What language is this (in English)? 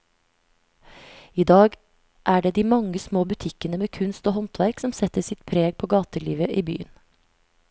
Norwegian